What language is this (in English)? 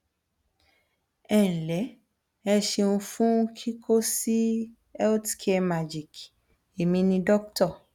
Yoruba